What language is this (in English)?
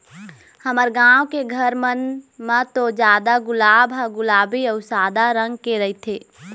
Chhattisgarhi